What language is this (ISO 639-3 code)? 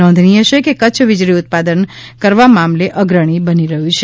guj